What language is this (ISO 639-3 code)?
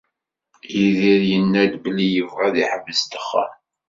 kab